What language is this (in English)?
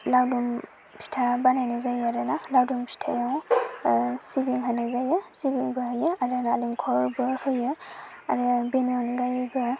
Bodo